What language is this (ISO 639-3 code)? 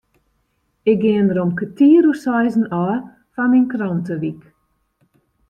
fry